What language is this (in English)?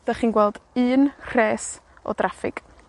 Welsh